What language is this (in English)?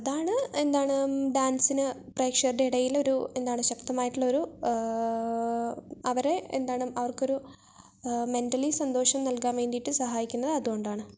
Malayalam